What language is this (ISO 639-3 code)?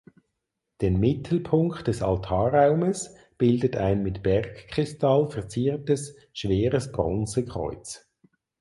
deu